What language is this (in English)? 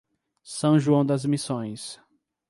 Portuguese